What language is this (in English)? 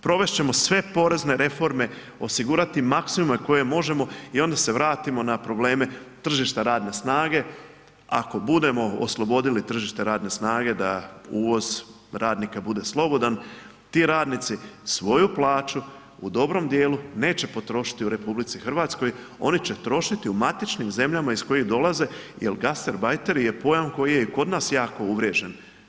Croatian